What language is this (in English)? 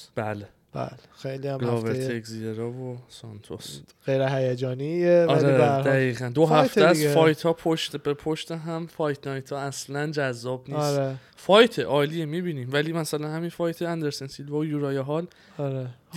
Persian